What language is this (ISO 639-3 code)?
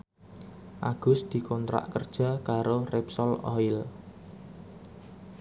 jav